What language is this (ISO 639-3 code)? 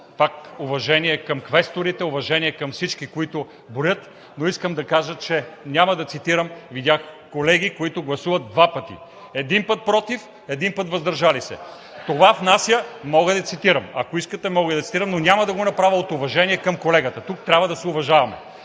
bul